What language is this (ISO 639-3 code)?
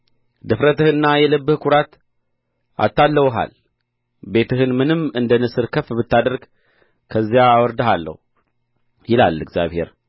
amh